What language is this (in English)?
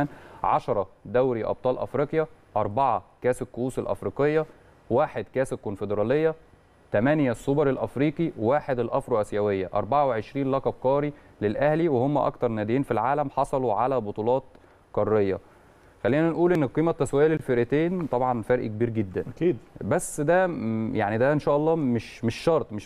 Arabic